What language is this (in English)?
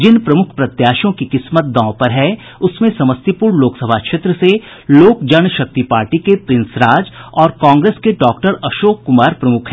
Hindi